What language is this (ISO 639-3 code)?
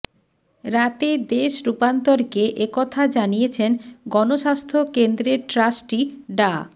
ben